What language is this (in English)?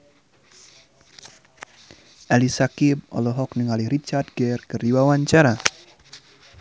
Sundanese